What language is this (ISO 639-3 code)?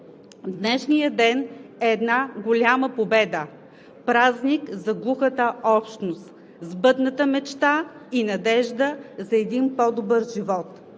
bul